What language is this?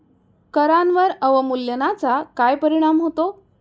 Marathi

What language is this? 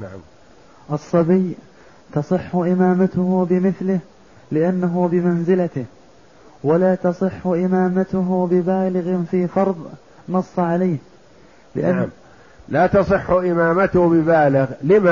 Arabic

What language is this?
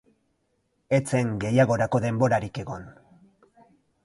Basque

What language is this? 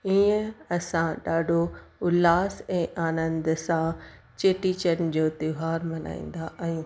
Sindhi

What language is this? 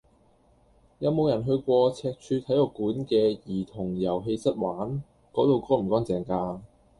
Cantonese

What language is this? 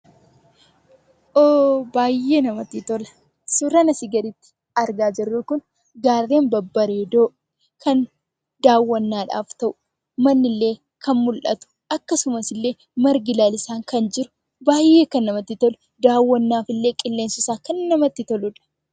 Oromo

